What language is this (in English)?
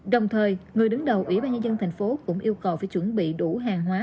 Vietnamese